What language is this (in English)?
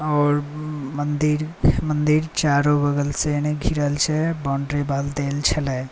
Maithili